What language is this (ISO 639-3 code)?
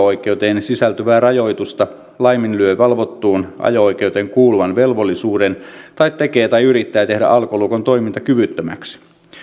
fin